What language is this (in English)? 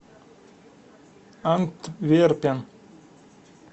Russian